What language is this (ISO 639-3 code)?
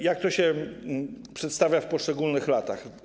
pol